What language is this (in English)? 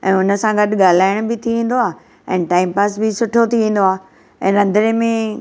Sindhi